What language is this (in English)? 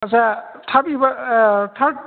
Bodo